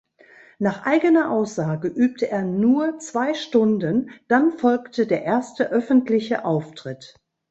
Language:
German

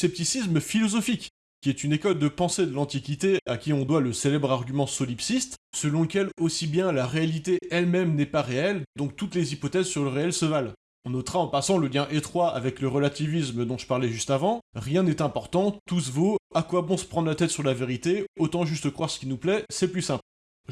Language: French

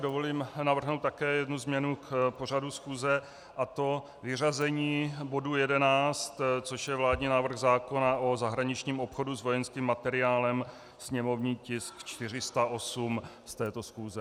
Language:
Czech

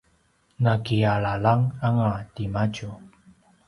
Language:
Paiwan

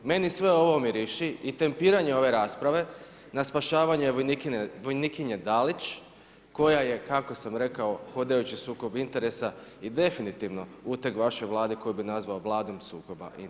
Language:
Croatian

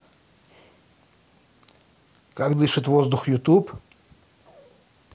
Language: Russian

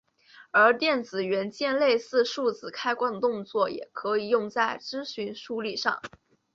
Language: Chinese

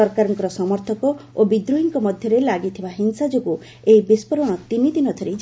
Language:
Odia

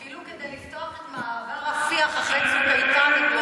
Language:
Hebrew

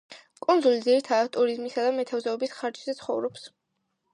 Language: Georgian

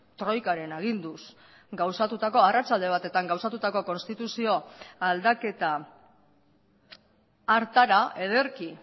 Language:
Basque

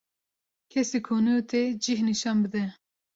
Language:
Kurdish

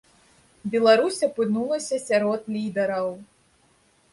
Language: Belarusian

